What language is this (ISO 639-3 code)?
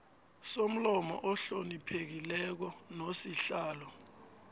nbl